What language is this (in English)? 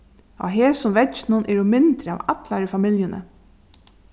Faroese